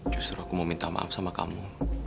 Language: Indonesian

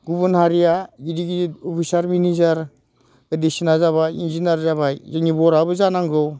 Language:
Bodo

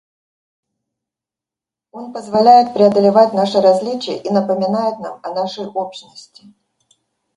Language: Russian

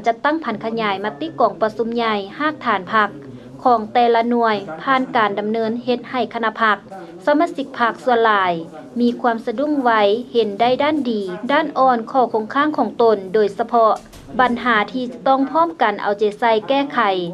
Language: Thai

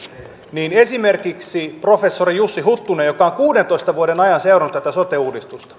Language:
Finnish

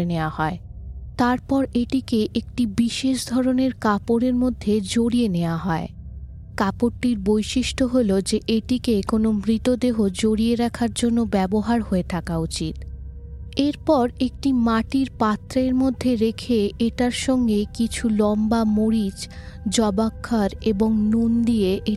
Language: Bangla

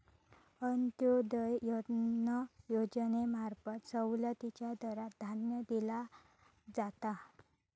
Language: Marathi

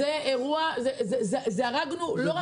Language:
Hebrew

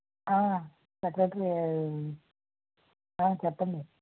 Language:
Telugu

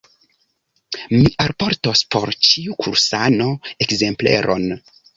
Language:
Esperanto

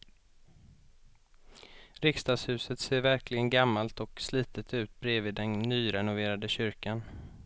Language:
Swedish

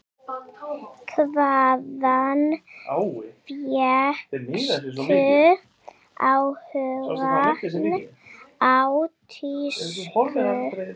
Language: Icelandic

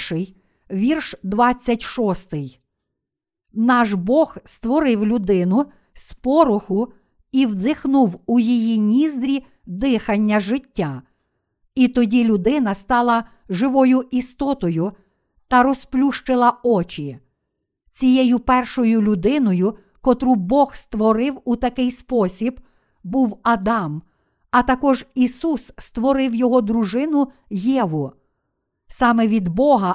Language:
Ukrainian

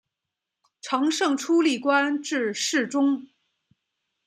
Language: Chinese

